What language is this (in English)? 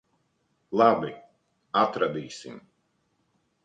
Latvian